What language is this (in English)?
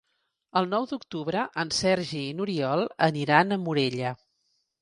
Catalan